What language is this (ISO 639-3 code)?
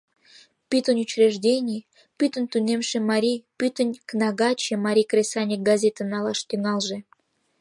chm